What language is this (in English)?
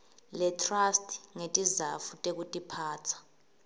Swati